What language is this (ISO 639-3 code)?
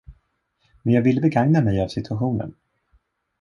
swe